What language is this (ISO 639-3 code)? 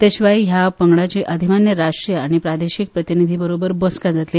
kok